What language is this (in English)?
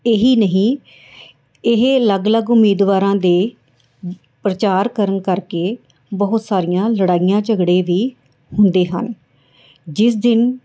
Punjabi